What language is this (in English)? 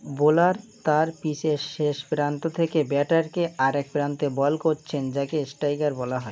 Bangla